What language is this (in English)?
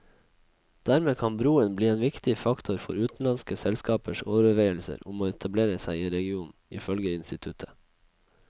Norwegian